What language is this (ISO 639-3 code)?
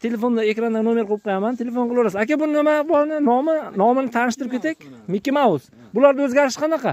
tur